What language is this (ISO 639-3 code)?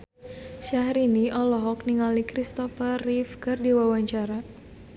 sun